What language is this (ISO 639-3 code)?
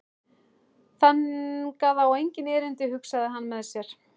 isl